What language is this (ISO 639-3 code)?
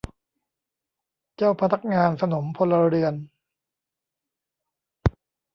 tha